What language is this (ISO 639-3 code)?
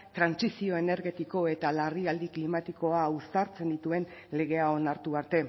eus